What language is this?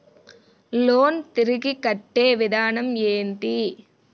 Telugu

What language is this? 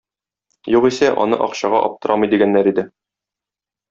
Tatar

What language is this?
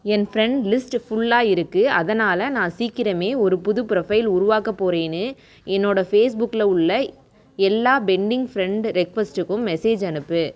Tamil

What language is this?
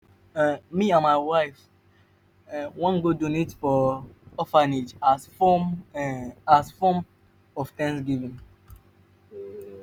Nigerian Pidgin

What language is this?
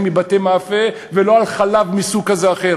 Hebrew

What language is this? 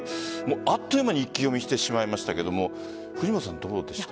Japanese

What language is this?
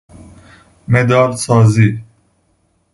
Persian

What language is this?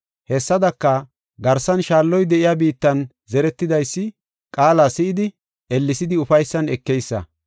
Gofa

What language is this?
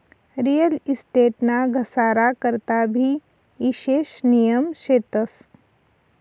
Marathi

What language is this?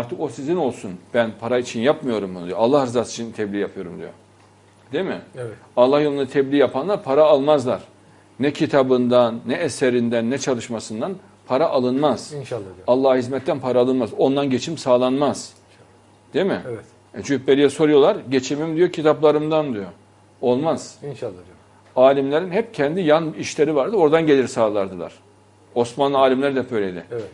Turkish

